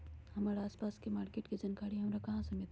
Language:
Magahi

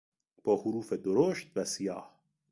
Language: Persian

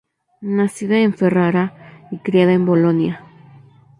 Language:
Spanish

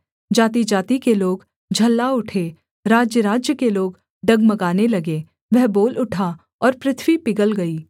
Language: Hindi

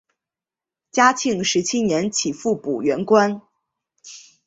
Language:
Chinese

